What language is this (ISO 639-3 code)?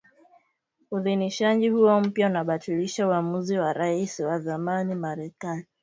swa